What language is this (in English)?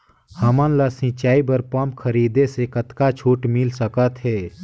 Chhattisgarhi